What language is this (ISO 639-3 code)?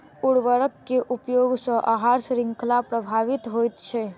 mai